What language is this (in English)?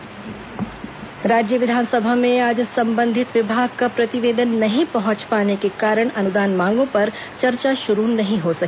Hindi